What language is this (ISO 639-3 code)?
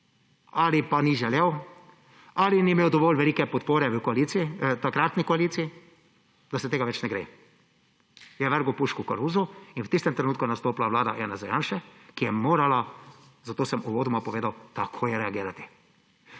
slv